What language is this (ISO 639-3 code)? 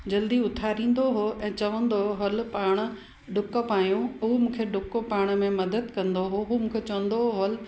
snd